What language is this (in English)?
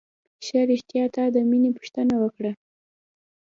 Pashto